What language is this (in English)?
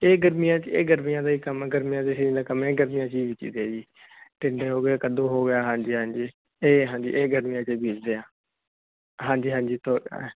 Punjabi